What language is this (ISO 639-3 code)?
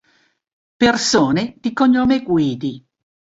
ita